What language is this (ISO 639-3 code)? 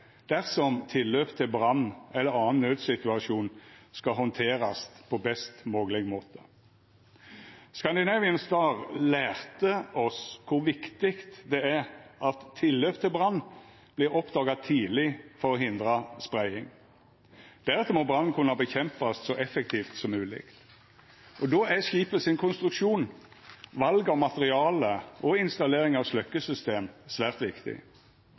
nno